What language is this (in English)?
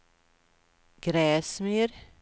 Swedish